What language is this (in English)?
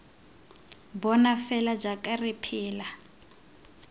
Tswana